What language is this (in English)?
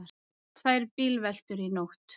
Icelandic